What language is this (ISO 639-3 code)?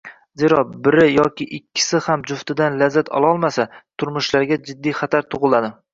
uzb